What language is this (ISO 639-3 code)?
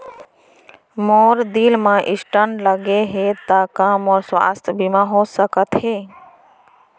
hne